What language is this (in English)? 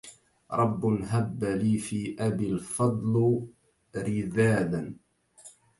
Arabic